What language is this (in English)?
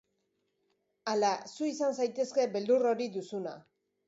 Basque